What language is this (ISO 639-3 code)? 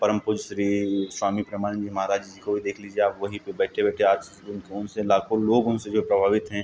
hin